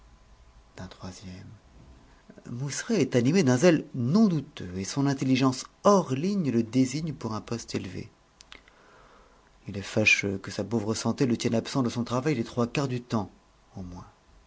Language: French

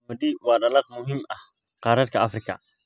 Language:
Somali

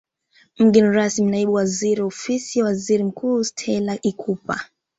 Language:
Swahili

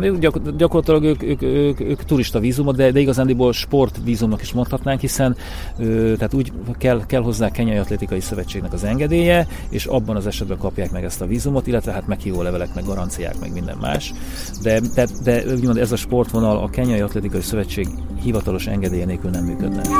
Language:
Hungarian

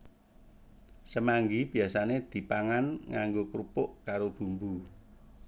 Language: Javanese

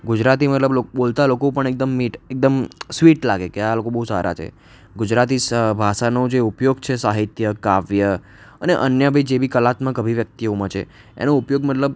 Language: Gujarati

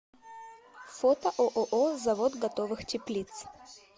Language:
Russian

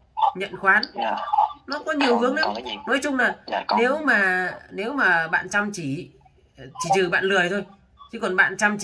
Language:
Vietnamese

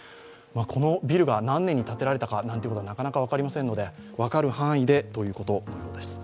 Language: Japanese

